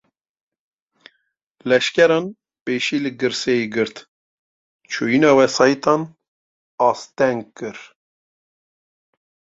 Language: Kurdish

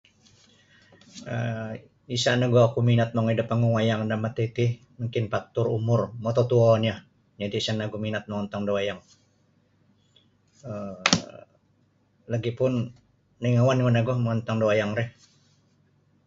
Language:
Sabah Bisaya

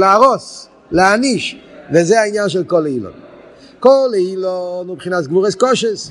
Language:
Hebrew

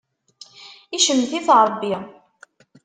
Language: Kabyle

